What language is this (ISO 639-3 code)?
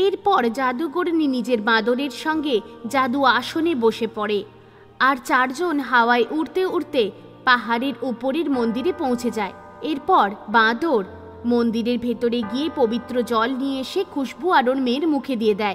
hin